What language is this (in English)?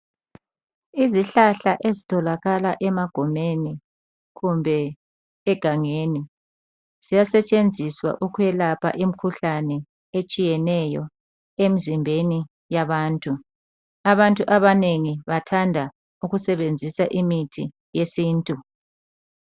North Ndebele